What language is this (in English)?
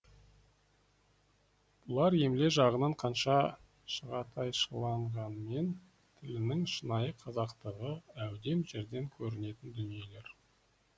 Kazakh